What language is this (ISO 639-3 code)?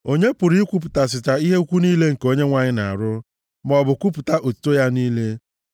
ibo